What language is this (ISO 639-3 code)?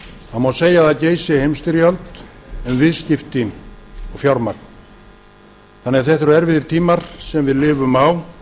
isl